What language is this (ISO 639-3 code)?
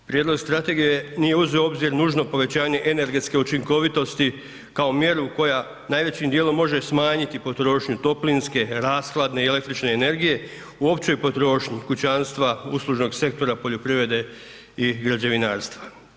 hrv